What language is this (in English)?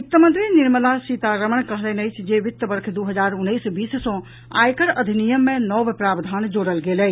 Maithili